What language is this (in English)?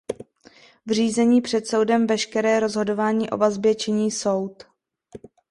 Czech